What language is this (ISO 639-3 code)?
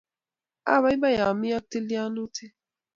kln